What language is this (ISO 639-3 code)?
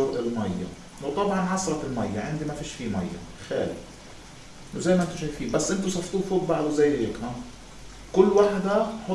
ara